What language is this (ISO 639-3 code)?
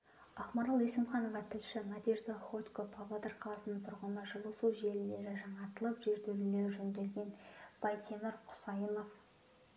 kaz